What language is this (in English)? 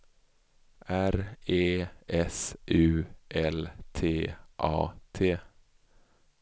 Swedish